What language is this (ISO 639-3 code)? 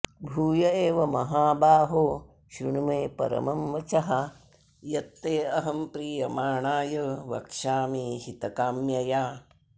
san